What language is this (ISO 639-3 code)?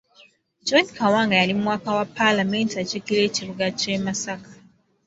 lug